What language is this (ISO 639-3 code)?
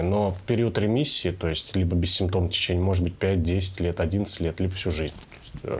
rus